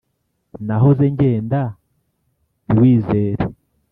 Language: Kinyarwanda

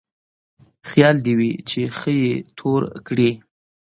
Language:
Pashto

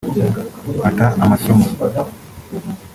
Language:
Kinyarwanda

